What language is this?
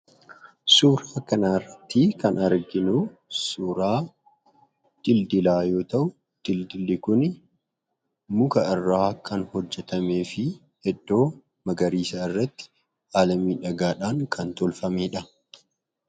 Oromo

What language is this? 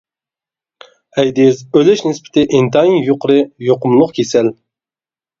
Uyghur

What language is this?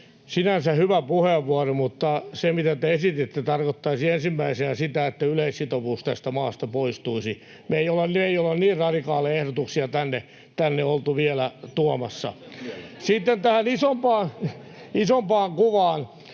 Finnish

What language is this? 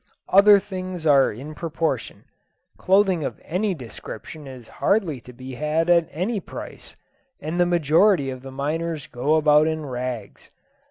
English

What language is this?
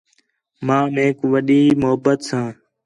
Khetrani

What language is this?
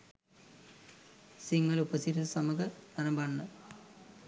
Sinhala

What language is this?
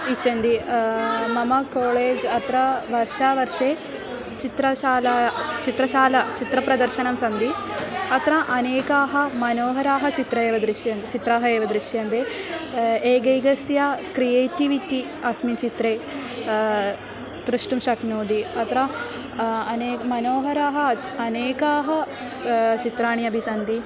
Sanskrit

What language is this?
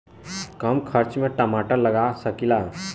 Bhojpuri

